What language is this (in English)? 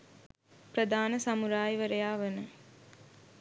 Sinhala